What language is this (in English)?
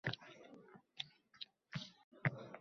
Uzbek